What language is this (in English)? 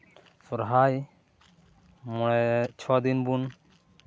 Santali